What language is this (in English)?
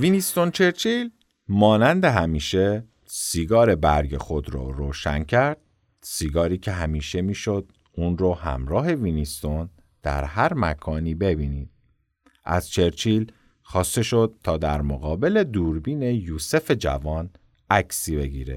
Persian